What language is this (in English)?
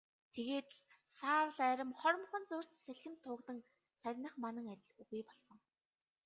Mongolian